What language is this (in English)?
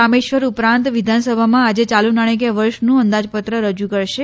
Gujarati